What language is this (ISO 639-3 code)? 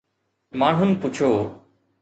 snd